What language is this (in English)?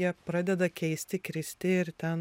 Lithuanian